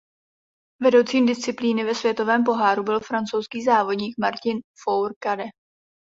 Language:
Czech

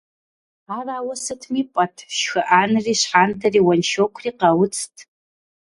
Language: Kabardian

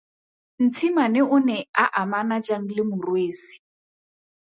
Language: Tswana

